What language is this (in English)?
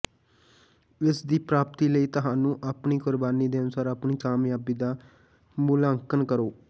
Punjabi